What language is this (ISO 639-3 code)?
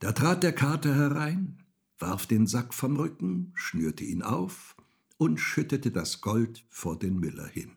deu